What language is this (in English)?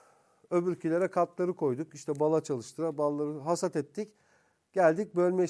Turkish